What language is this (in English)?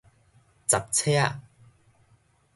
Min Nan Chinese